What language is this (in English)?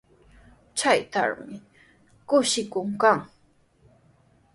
Sihuas Ancash Quechua